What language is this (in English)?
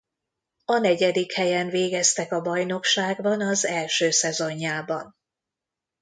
Hungarian